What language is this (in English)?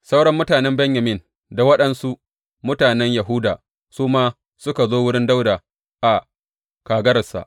Hausa